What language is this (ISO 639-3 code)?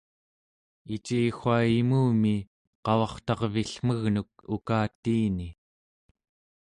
esu